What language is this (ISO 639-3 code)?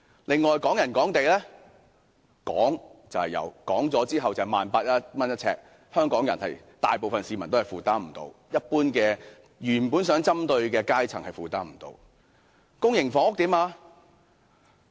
yue